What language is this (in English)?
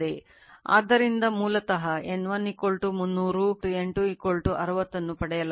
Kannada